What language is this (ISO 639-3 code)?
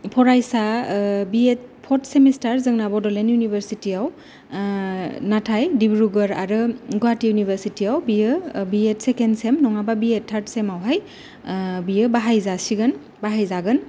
brx